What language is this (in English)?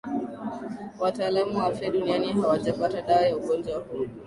Swahili